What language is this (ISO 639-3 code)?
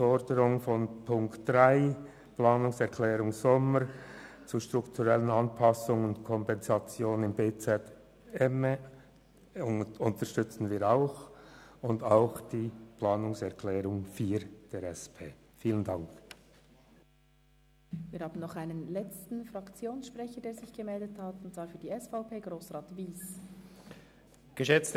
gsw